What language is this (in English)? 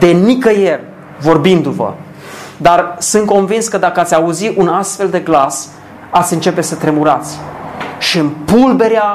Romanian